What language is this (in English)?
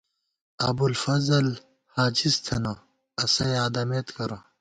Gawar-Bati